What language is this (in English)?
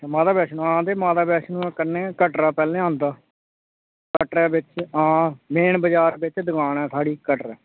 Dogri